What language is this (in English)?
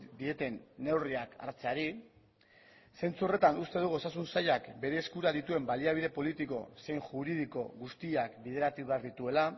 Basque